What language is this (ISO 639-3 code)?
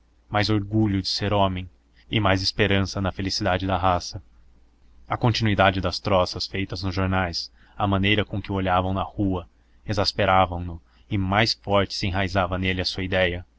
por